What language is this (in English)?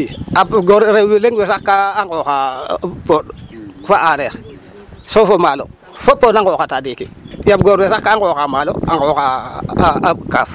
Serer